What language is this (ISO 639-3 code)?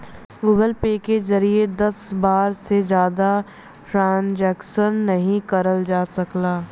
bho